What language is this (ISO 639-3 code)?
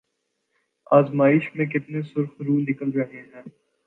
urd